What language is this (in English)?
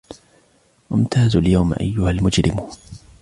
Arabic